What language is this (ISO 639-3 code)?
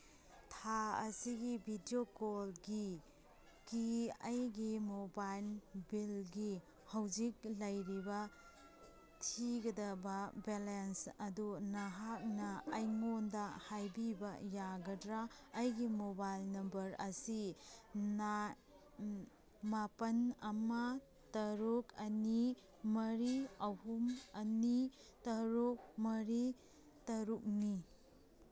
mni